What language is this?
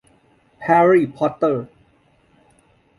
Thai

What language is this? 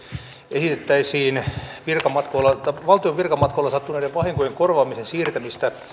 Finnish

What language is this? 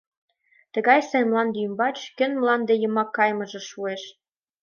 Mari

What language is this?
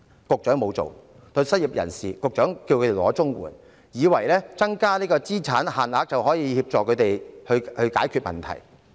Cantonese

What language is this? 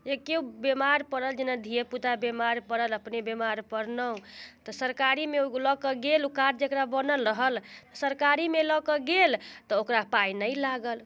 Maithili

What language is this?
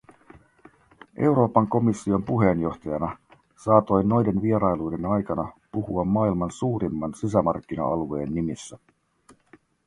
Finnish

